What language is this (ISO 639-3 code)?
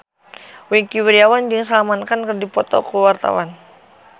sun